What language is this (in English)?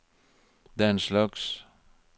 Norwegian